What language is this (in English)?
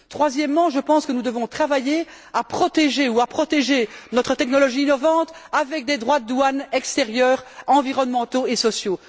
French